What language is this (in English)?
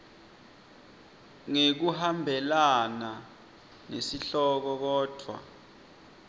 Swati